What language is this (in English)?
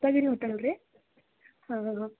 Kannada